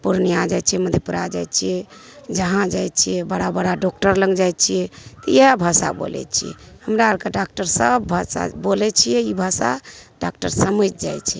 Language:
Maithili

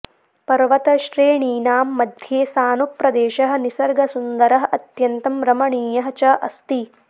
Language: Sanskrit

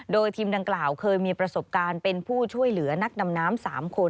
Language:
Thai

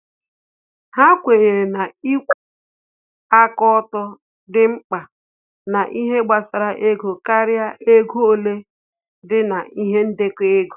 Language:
Igbo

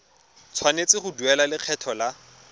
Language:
Tswana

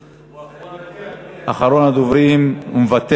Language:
Hebrew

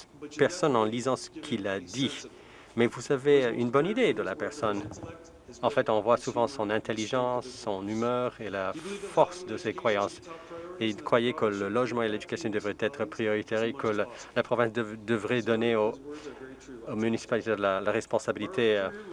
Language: French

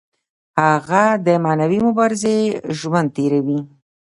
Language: Pashto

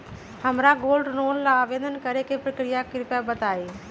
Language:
Magahi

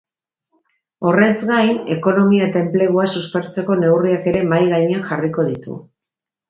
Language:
Basque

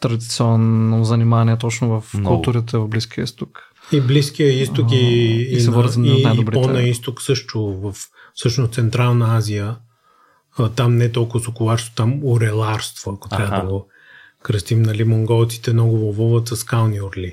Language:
Bulgarian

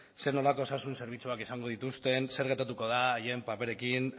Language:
Basque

